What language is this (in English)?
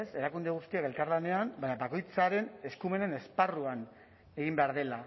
Basque